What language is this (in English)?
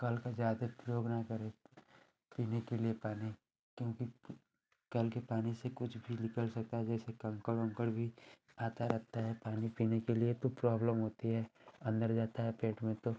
Hindi